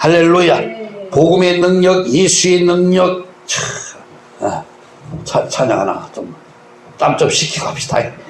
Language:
Korean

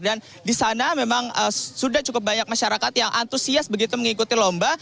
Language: Indonesian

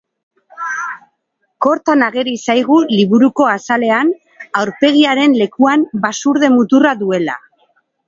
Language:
Basque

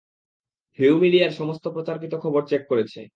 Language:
Bangla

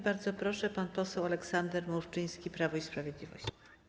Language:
Polish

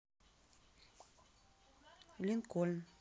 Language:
Russian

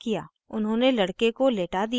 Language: Hindi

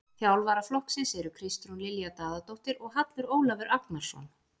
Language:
Icelandic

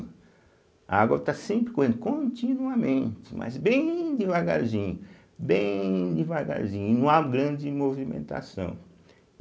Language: Portuguese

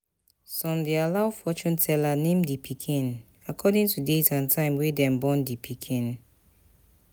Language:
Nigerian Pidgin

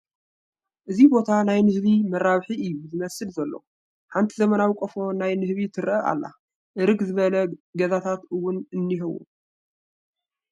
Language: Tigrinya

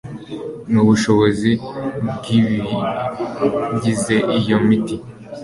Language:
Kinyarwanda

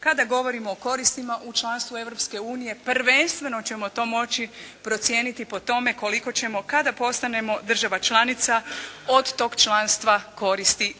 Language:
Croatian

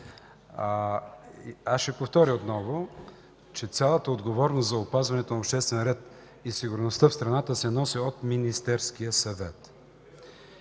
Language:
Bulgarian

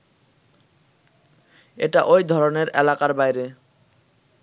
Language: Bangla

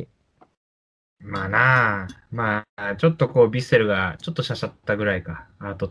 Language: Japanese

